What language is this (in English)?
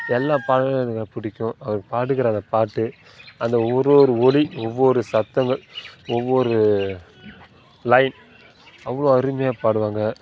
Tamil